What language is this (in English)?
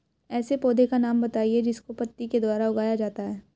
Hindi